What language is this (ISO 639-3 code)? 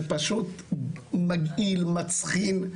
heb